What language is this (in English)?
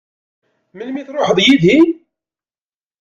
Kabyle